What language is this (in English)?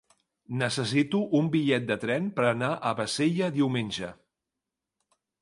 Catalan